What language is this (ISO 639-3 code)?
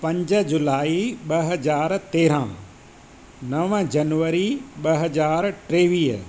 snd